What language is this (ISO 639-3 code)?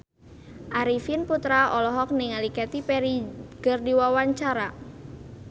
sun